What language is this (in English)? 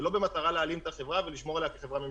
Hebrew